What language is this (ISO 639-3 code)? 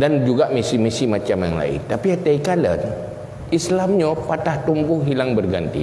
msa